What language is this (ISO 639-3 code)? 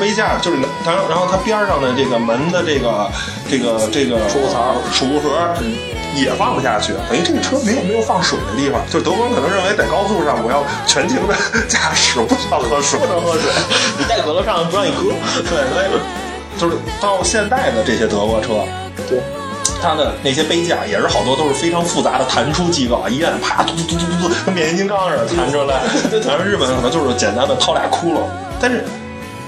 zho